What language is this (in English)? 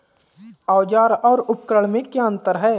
Hindi